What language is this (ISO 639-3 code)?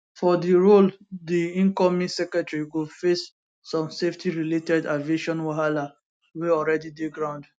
pcm